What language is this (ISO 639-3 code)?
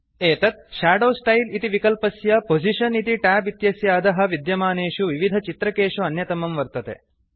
san